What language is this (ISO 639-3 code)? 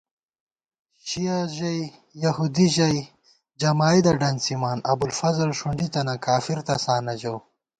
gwt